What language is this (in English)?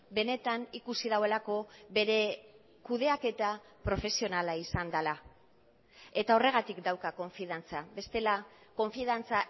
Basque